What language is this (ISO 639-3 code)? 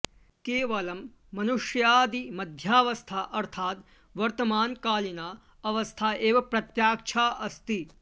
san